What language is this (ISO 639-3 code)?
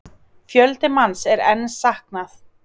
isl